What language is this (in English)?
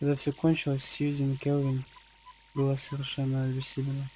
Russian